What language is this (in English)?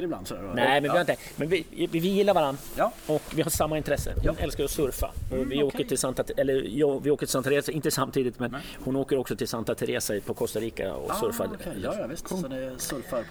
Swedish